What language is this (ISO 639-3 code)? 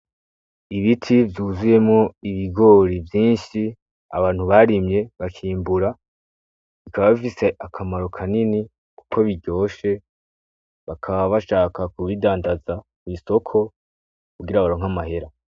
run